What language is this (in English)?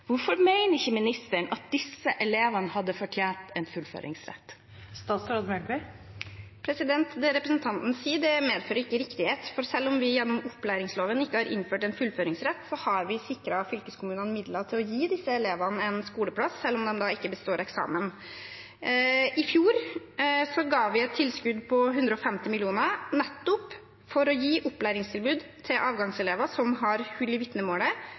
Norwegian Bokmål